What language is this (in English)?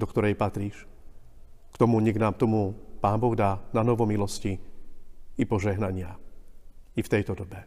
Slovak